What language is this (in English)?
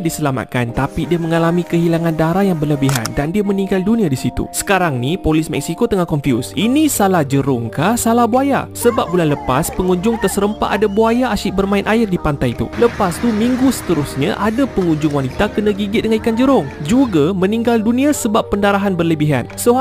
Malay